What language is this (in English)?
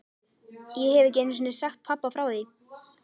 Icelandic